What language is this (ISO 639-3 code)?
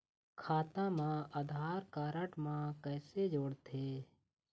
hne